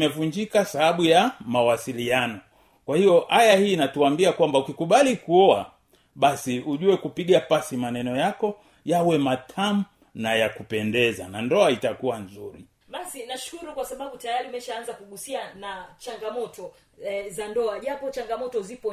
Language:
Swahili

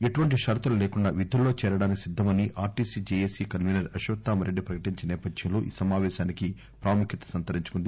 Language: Telugu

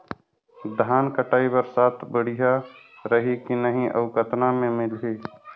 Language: Chhattisgarhi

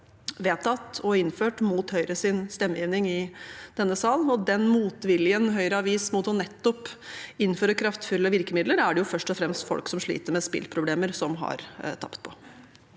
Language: Norwegian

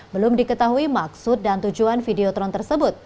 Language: Indonesian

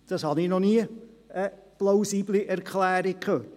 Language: Swiss German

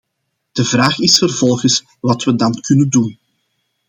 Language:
Dutch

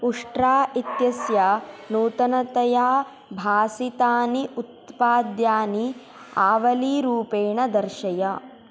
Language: Sanskrit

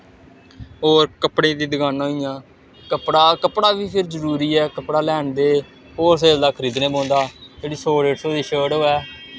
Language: Dogri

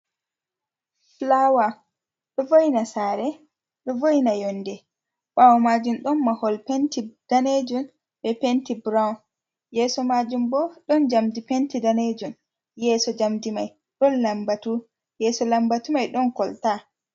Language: Fula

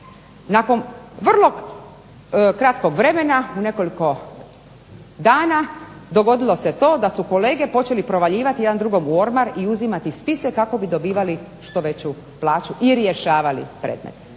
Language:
Croatian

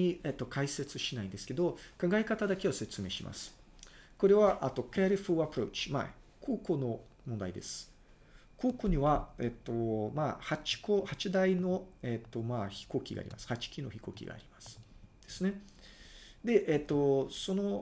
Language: Japanese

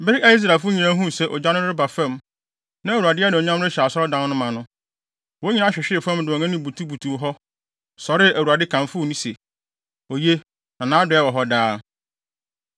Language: Akan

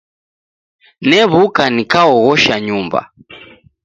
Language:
Taita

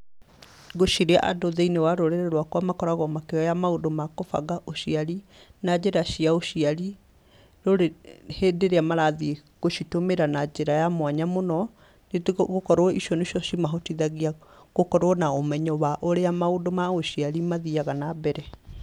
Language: Kikuyu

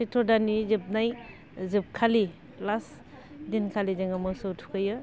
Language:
Bodo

